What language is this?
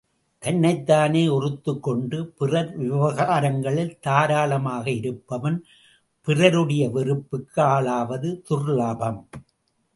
Tamil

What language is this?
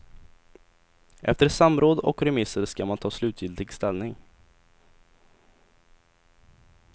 Swedish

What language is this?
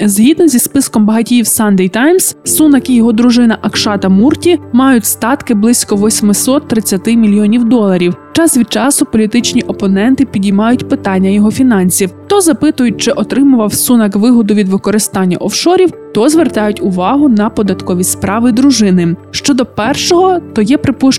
Ukrainian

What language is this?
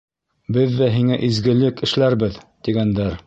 Bashkir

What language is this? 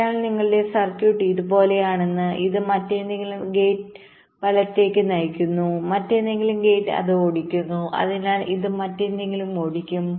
Malayalam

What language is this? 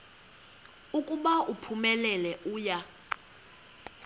Xhosa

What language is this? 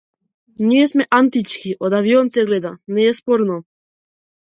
Macedonian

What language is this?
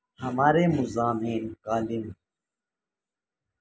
Urdu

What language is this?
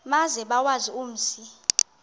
Xhosa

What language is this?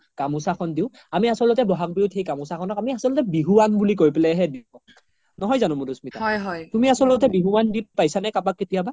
Assamese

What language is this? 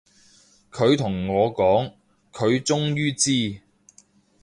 Cantonese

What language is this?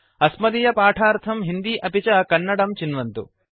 Sanskrit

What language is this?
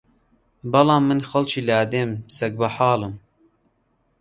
Central Kurdish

